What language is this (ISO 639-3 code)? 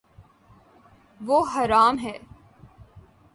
urd